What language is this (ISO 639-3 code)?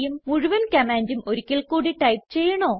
mal